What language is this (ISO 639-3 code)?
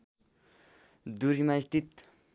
nep